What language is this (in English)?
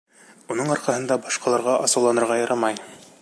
Bashkir